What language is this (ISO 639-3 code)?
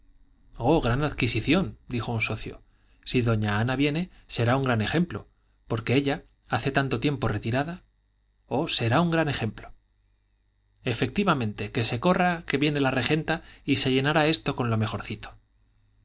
spa